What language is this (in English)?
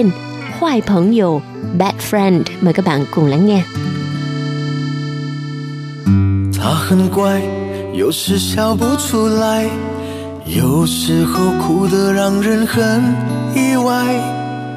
Vietnamese